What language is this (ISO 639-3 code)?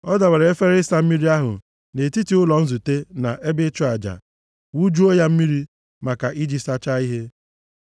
ibo